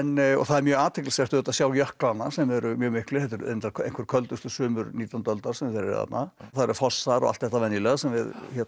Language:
Icelandic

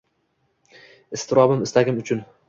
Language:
Uzbek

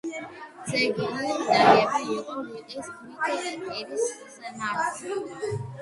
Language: Georgian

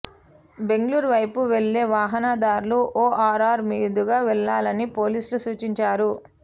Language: Telugu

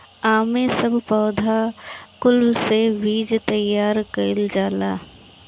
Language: Bhojpuri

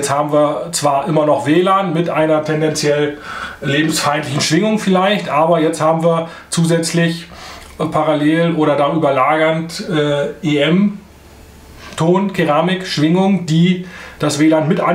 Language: German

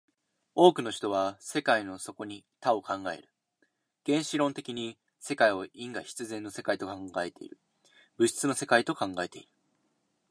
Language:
Japanese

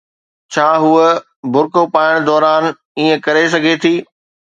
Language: Sindhi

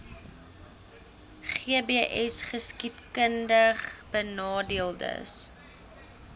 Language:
Afrikaans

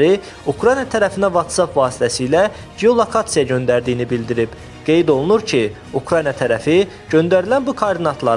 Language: Russian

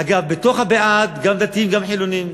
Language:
Hebrew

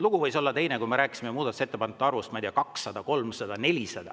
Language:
Estonian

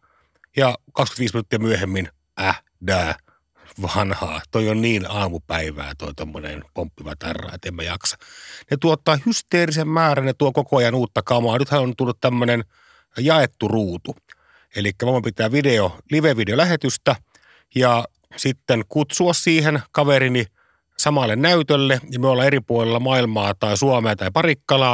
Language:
Finnish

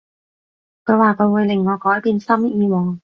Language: Cantonese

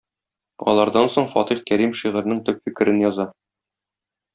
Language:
Tatar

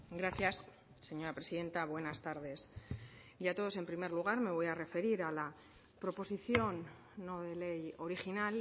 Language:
Spanish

